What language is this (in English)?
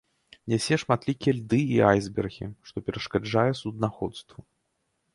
Belarusian